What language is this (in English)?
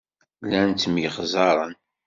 Kabyle